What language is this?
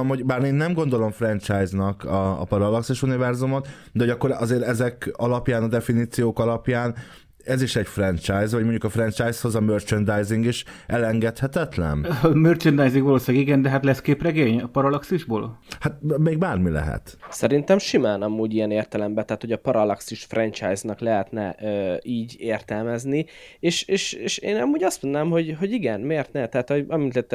Hungarian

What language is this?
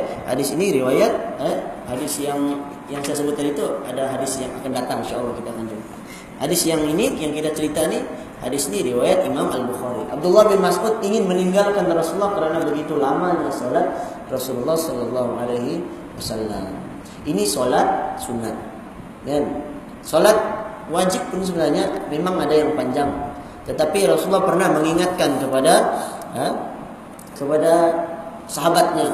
Malay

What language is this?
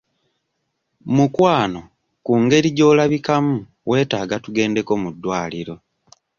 Ganda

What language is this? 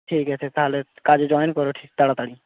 Bangla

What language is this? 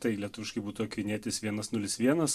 Lithuanian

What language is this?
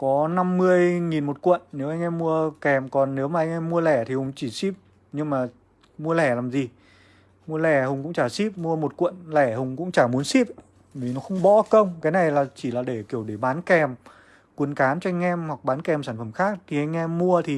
Vietnamese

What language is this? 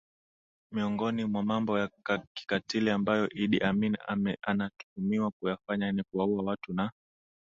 Swahili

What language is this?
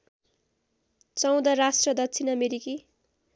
Nepali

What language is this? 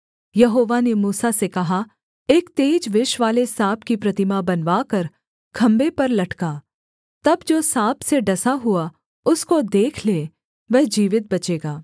Hindi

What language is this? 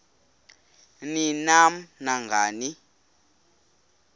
Xhosa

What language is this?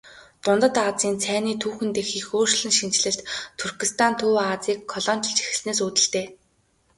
Mongolian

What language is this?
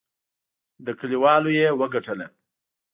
Pashto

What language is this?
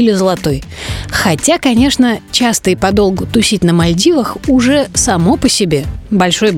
Russian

